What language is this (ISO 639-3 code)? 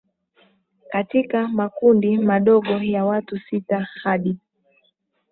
swa